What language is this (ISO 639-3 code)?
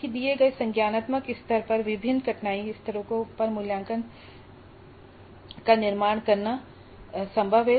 hin